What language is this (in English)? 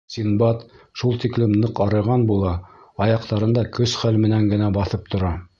Bashkir